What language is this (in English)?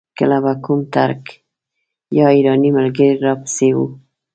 Pashto